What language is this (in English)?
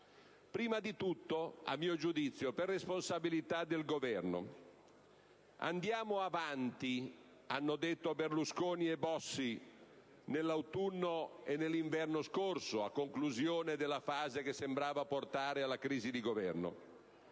Italian